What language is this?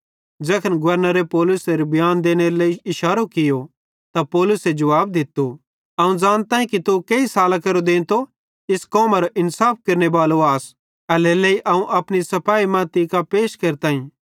Bhadrawahi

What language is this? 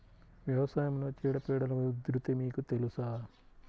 Telugu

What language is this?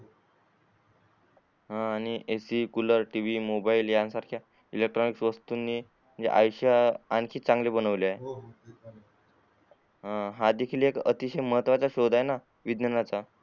Marathi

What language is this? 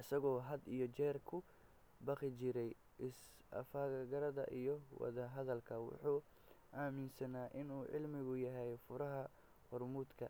Somali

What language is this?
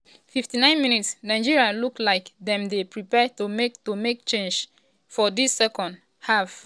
Nigerian Pidgin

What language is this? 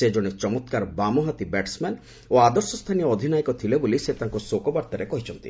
Odia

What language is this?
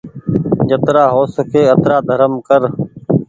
Goaria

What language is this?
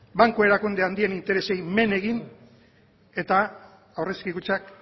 Basque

